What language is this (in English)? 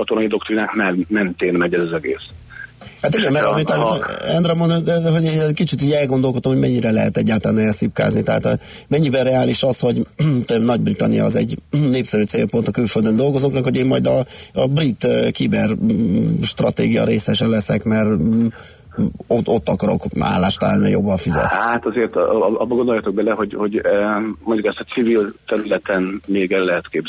Hungarian